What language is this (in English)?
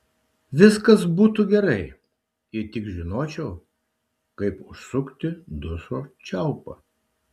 Lithuanian